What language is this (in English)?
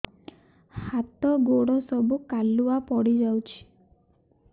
Odia